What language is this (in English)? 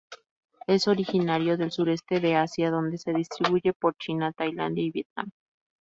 Spanish